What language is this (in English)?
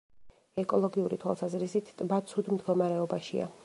Georgian